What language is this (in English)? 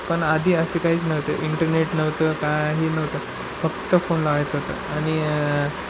Marathi